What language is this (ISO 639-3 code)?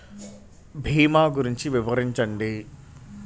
tel